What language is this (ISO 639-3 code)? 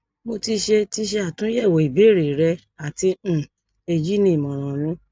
yor